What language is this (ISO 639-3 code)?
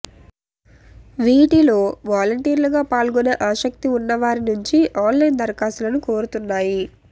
tel